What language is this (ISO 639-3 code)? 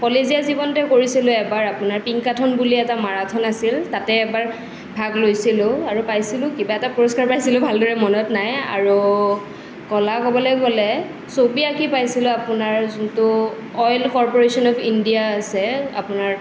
asm